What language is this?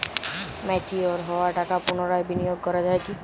Bangla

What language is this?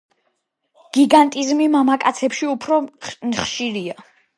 Georgian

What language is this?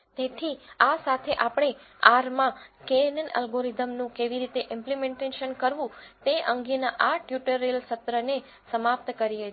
Gujarati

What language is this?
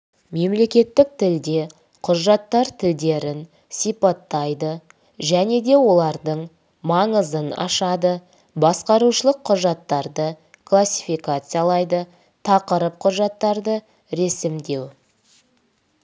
Kazakh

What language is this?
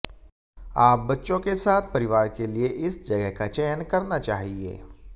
Hindi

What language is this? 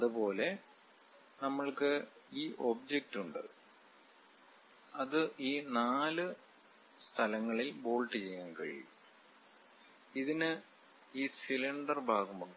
Malayalam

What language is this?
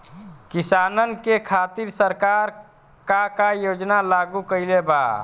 Bhojpuri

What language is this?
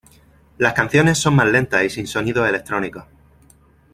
Spanish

